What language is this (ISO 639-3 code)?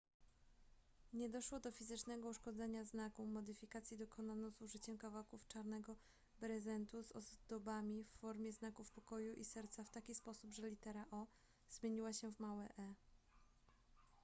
pol